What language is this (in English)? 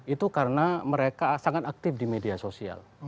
Indonesian